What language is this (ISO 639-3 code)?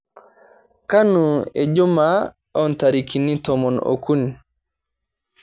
mas